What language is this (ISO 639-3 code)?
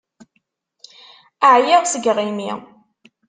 kab